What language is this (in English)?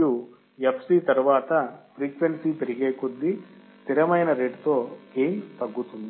Telugu